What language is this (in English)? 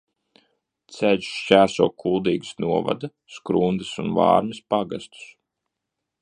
Latvian